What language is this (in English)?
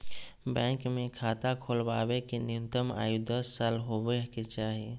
Magahi